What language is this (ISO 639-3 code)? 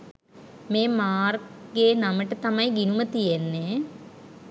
sin